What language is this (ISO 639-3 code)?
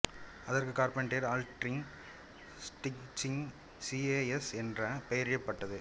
tam